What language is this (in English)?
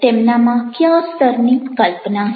Gujarati